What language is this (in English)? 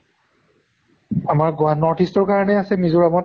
Assamese